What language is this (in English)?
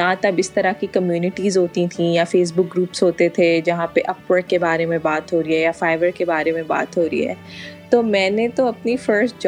Urdu